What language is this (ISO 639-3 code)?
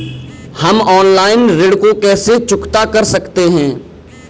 hin